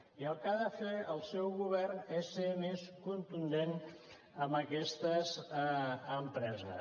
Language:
Catalan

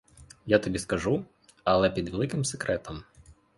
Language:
Ukrainian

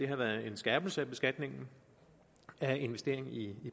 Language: Danish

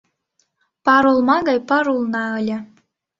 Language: Mari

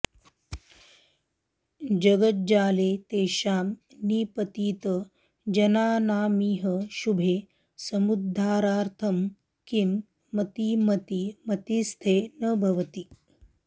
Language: Sanskrit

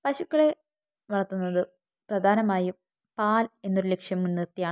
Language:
Malayalam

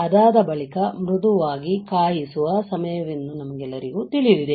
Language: Kannada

